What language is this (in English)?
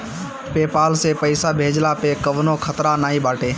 Bhojpuri